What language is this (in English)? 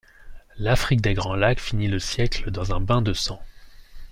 French